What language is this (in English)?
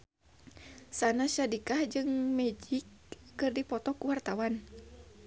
Sundanese